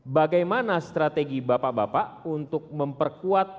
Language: Indonesian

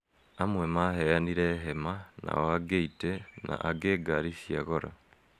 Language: Kikuyu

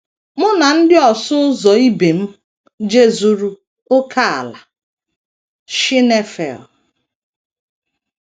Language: Igbo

